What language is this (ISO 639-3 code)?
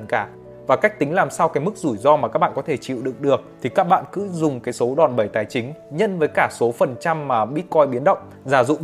vie